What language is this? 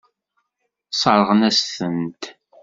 Kabyle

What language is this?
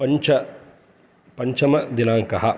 Sanskrit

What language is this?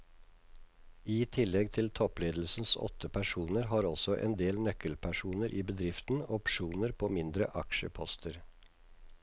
Norwegian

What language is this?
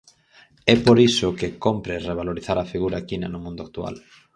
Galician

